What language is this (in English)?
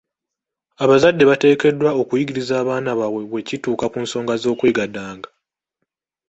Ganda